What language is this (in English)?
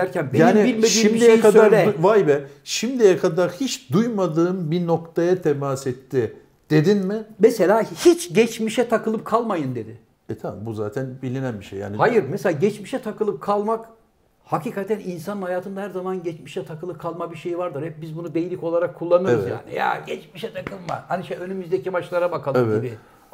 Turkish